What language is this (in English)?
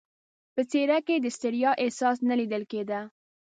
Pashto